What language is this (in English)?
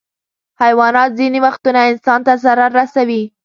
Pashto